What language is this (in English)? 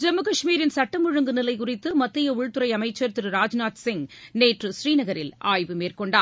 Tamil